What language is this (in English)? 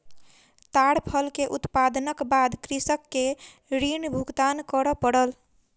Maithili